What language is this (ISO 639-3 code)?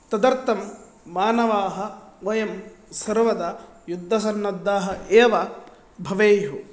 san